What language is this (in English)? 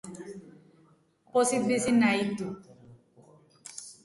Basque